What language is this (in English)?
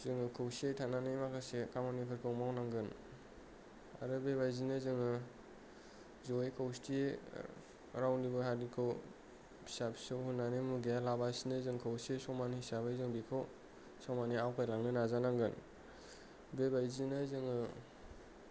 Bodo